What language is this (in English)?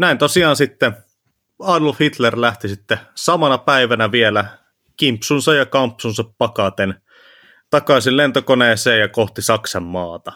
Finnish